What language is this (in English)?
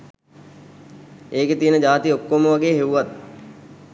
Sinhala